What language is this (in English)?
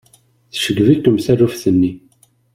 Kabyle